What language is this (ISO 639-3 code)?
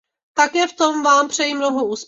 ces